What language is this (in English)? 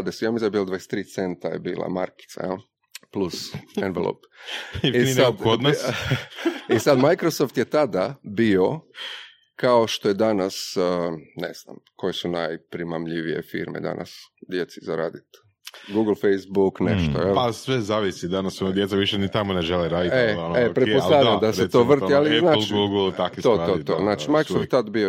Croatian